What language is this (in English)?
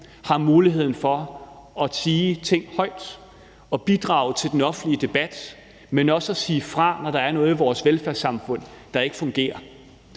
Danish